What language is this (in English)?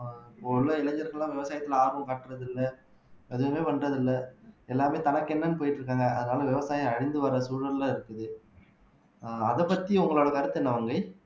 Tamil